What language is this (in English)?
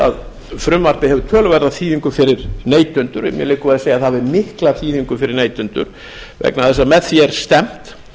Icelandic